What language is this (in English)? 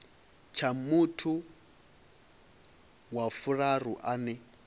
Venda